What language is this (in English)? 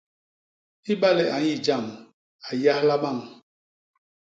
Basaa